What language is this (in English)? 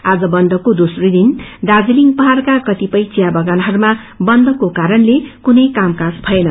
Nepali